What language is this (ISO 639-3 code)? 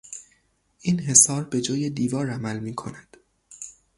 fas